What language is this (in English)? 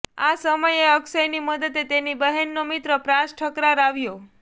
Gujarati